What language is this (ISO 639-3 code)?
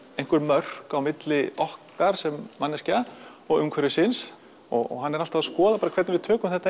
isl